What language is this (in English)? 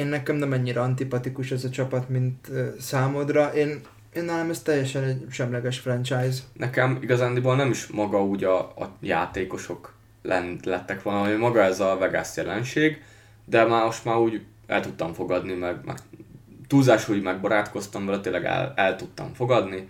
Hungarian